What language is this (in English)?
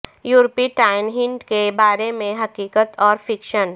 Urdu